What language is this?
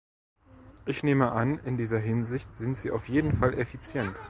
German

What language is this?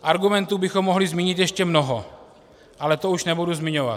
Czech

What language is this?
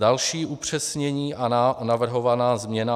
Czech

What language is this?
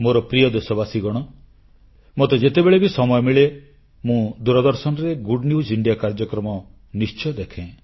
Odia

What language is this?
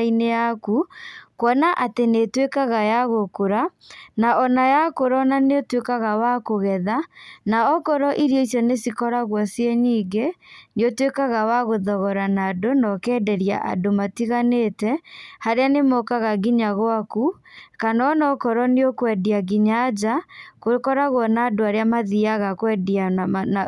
Kikuyu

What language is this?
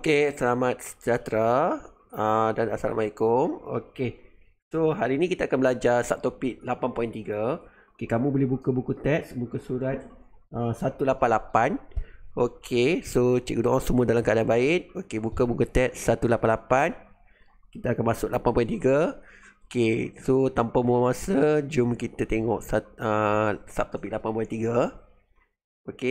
Malay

